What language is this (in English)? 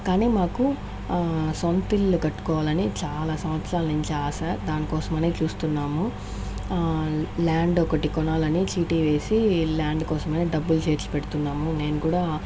Telugu